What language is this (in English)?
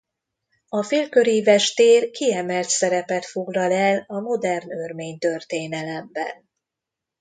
Hungarian